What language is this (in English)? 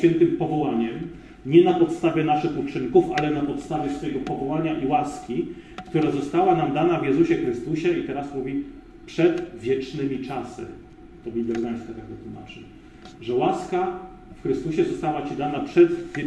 Polish